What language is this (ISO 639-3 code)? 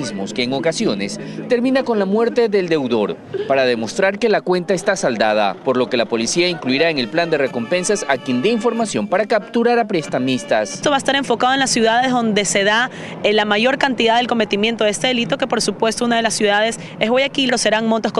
spa